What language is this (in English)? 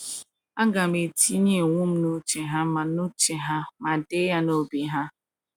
Igbo